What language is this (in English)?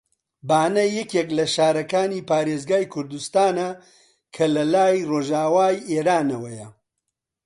Central Kurdish